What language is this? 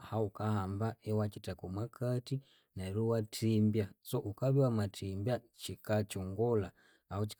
Konzo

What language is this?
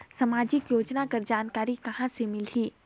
Chhattisgarhi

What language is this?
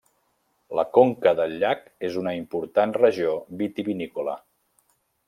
Catalan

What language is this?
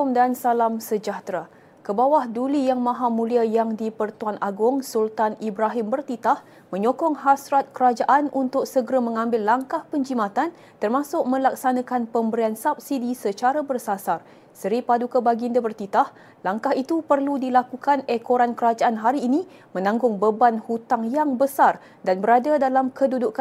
Malay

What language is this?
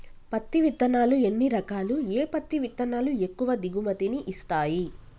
Telugu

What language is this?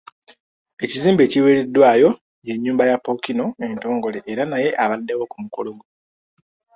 Ganda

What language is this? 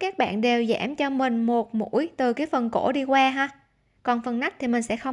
Vietnamese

